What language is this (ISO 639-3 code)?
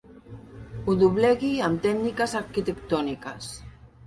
cat